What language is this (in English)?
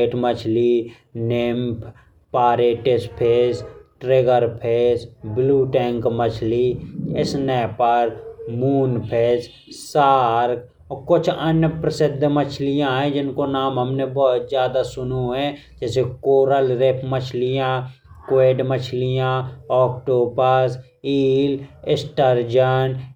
Bundeli